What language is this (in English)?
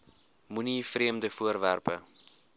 Afrikaans